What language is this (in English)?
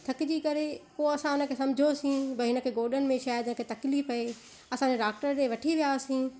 Sindhi